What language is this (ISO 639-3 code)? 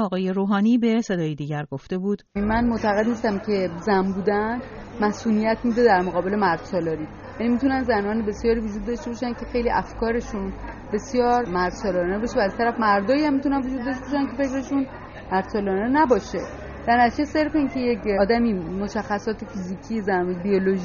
fas